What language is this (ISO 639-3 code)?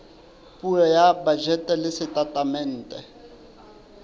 sot